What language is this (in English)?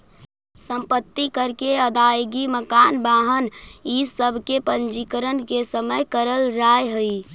Magahi